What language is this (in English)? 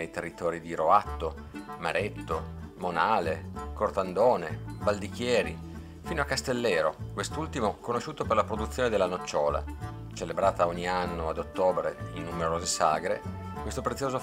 Italian